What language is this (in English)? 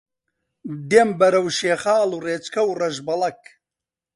Central Kurdish